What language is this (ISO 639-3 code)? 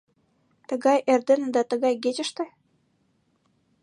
chm